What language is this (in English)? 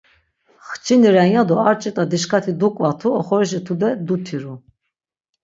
Laz